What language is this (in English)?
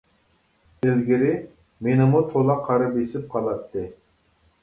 Uyghur